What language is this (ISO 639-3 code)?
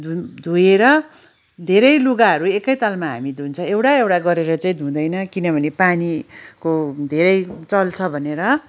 nep